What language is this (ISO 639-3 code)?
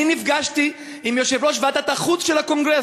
heb